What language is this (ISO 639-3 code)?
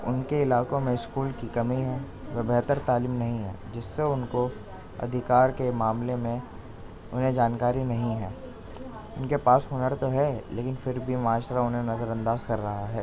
urd